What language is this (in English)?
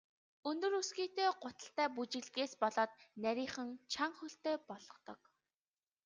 Mongolian